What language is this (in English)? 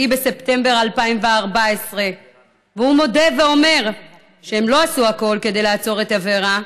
Hebrew